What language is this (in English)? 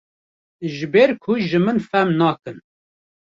Kurdish